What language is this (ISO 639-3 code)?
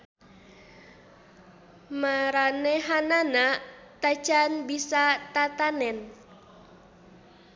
sun